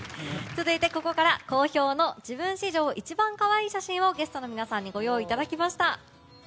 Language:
Japanese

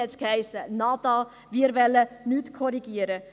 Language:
Swiss German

